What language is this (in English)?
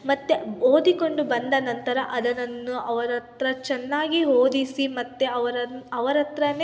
Kannada